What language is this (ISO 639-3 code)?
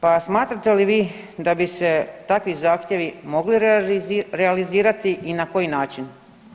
hrv